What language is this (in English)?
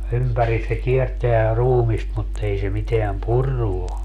Finnish